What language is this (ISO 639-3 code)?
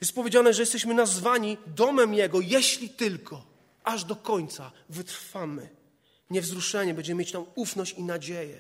pol